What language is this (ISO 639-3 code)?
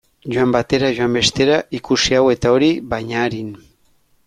eus